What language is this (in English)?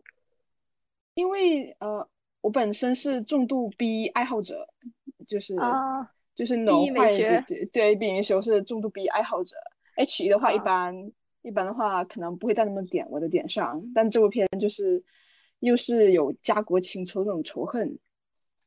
Chinese